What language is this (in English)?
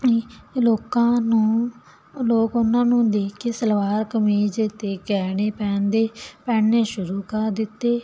Punjabi